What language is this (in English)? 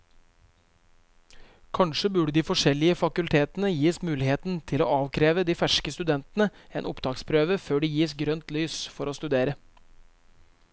Norwegian